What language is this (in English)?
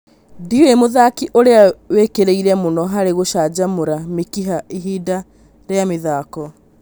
Kikuyu